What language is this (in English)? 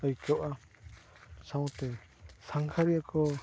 Santali